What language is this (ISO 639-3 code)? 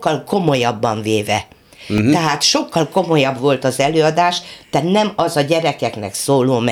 hun